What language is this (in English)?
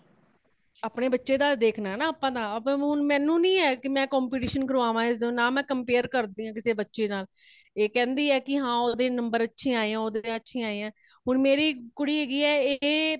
Punjabi